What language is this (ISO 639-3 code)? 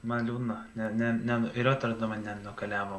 lit